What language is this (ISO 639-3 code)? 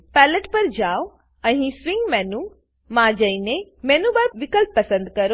guj